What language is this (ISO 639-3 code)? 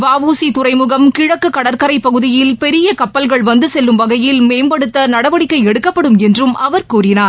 tam